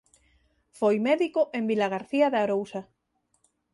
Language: Galician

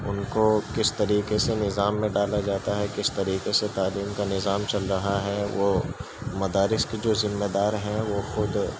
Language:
Urdu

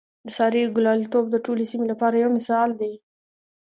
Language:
Pashto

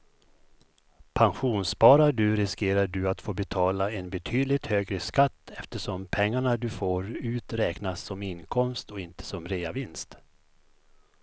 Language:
Swedish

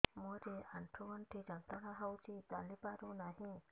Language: Odia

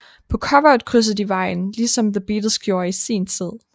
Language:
Danish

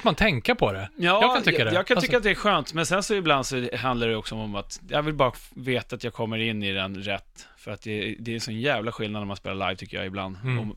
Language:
Swedish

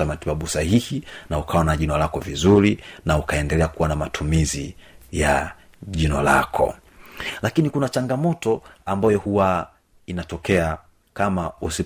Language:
Swahili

